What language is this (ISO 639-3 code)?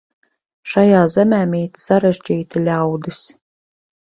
lav